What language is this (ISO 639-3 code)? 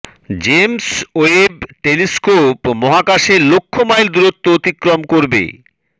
ben